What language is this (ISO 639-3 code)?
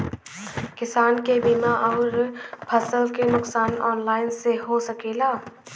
bho